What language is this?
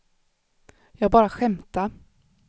Swedish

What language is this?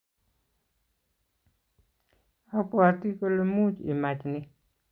Kalenjin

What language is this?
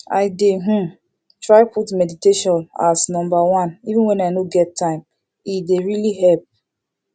Nigerian Pidgin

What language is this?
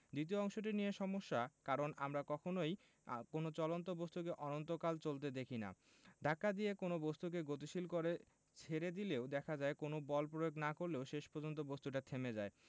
Bangla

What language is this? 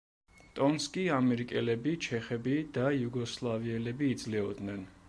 Georgian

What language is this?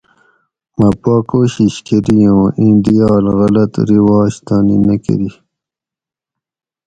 Gawri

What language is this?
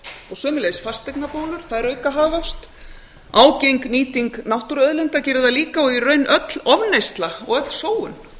Icelandic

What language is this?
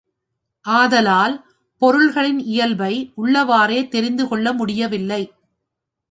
Tamil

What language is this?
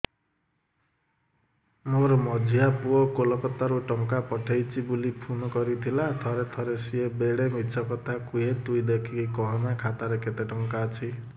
Odia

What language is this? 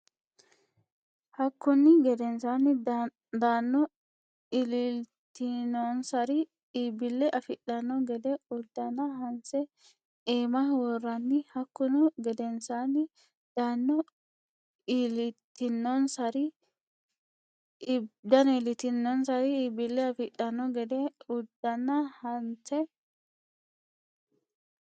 Sidamo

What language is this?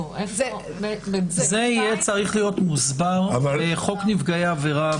Hebrew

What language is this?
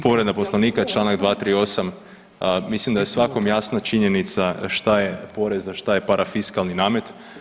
Croatian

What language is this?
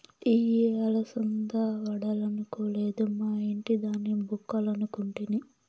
Telugu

